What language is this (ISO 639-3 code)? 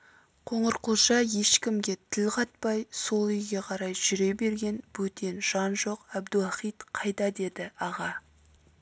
kaz